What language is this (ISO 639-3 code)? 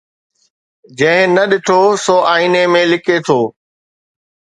snd